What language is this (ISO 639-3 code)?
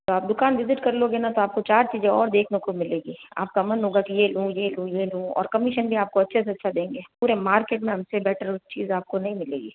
hin